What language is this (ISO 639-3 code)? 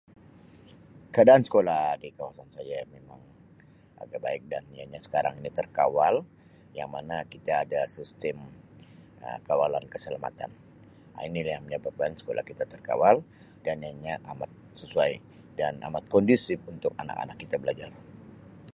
msi